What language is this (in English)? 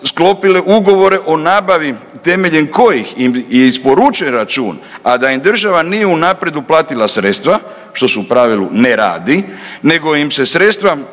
Croatian